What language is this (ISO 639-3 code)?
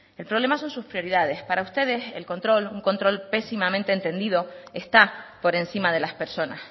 spa